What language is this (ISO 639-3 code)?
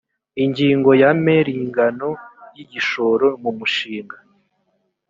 kin